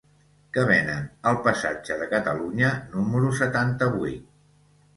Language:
Catalan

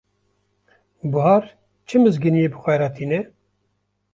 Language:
Kurdish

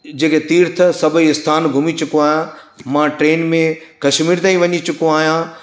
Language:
Sindhi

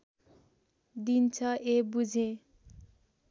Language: Nepali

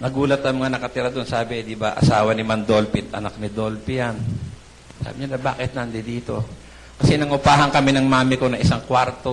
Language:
Filipino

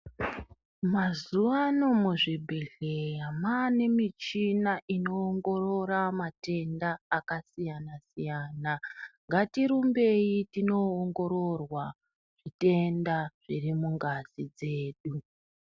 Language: Ndau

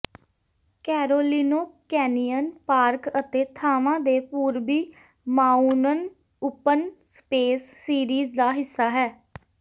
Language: Punjabi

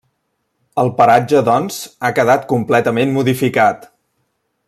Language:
Catalan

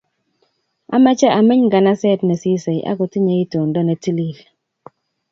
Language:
Kalenjin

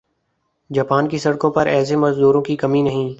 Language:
Urdu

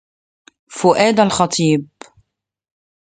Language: Arabic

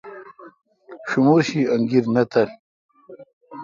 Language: Kalkoti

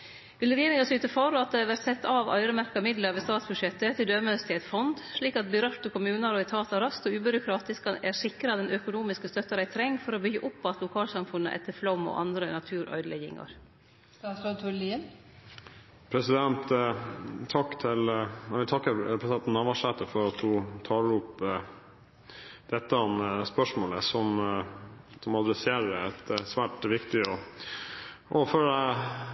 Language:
Norwegian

